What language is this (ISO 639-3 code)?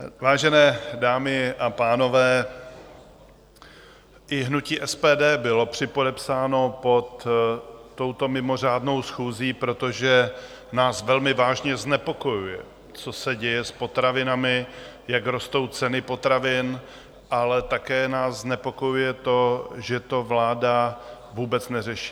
ces